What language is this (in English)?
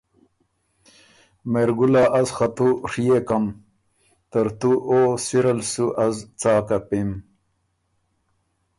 Ormuri